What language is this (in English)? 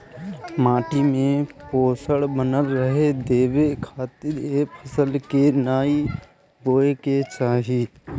Bhojpuri